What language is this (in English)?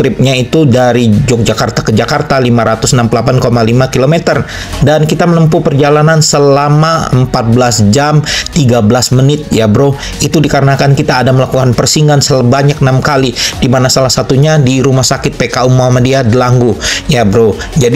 Indonesian